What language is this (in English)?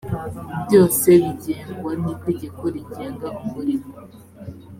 Kinyarwanda